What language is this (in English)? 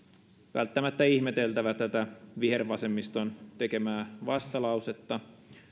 Finnish